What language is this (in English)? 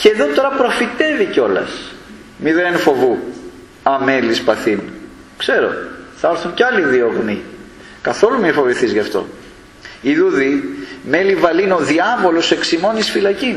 Greek